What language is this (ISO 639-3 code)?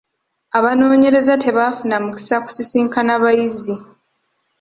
lug